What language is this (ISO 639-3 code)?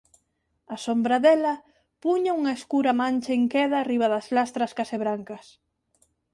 glg